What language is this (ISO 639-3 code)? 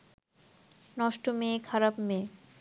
ben